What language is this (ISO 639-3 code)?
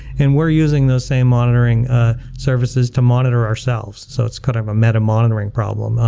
eng